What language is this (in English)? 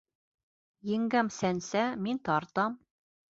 Bashkir